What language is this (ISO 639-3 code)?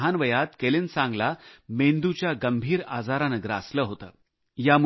mar